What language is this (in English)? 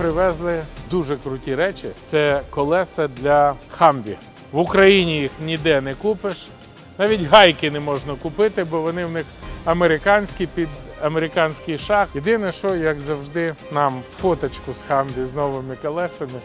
Ukrainian